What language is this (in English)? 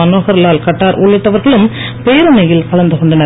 Tamil